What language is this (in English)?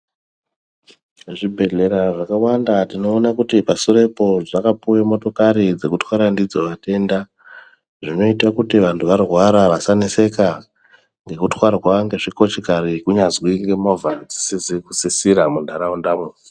Ndau